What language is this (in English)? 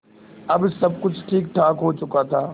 Hindi